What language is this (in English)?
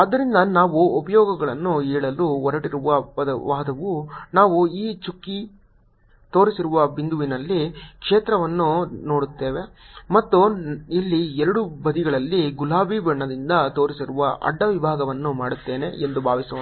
Kannada